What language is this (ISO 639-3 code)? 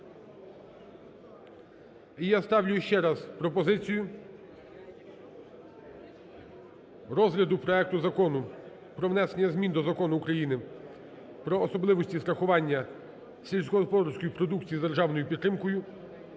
ukr